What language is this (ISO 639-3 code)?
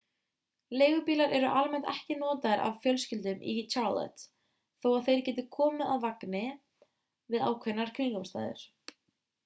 isl